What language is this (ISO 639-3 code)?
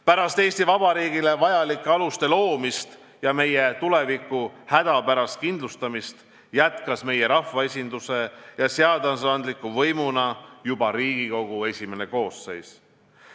est